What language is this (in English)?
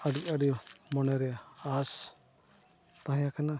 Santali